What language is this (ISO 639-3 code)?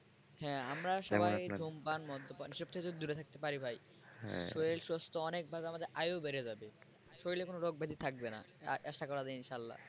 ben